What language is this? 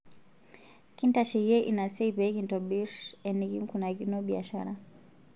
Masai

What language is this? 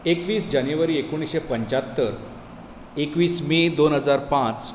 Konkani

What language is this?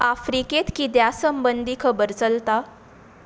Konkani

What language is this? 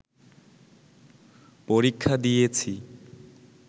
Bangla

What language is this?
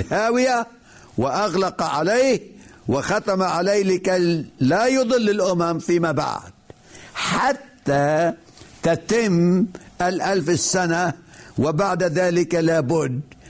Arabic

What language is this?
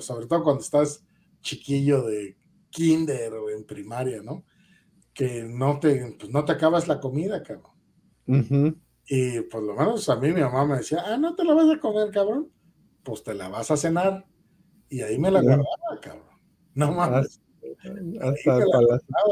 Spanish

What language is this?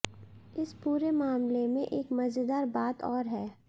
Hindi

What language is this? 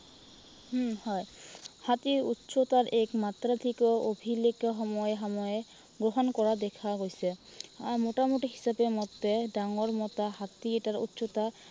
Assamese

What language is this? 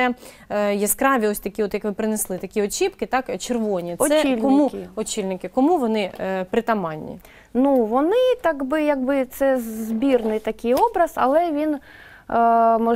Ukrainian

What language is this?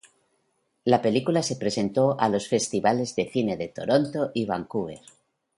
Spanish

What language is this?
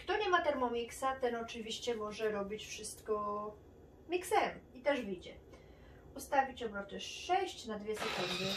Polish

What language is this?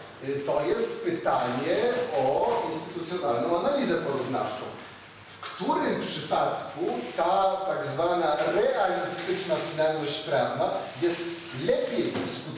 Polish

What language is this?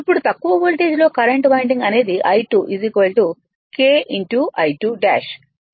Telugu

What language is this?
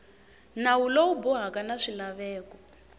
Tsonga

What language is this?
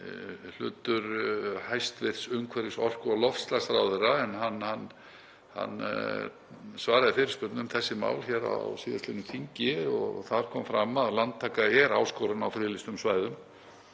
Icelandic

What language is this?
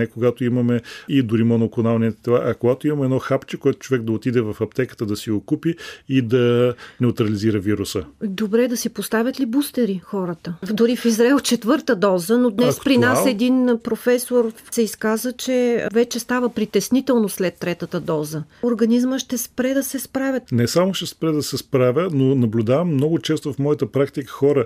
Bulgarian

